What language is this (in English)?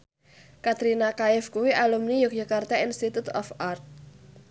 Javanese